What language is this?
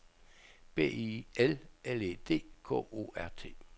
Danish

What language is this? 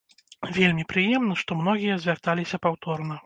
Belarusian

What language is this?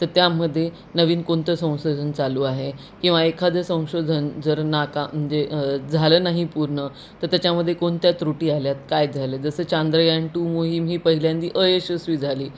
Marathi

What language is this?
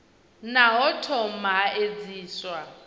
Venda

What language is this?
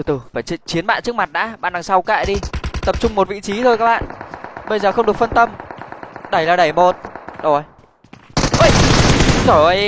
Vietnamese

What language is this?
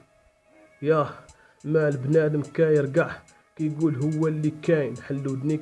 Arabic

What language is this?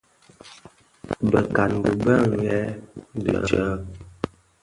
Bafia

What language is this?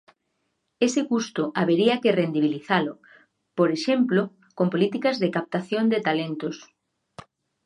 Galician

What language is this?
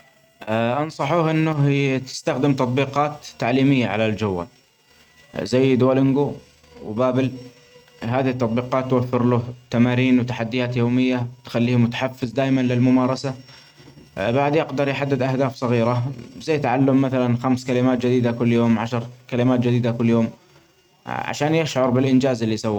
Omani Arabic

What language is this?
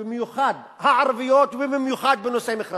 Hebrew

